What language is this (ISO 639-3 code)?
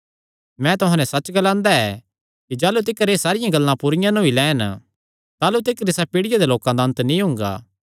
xnr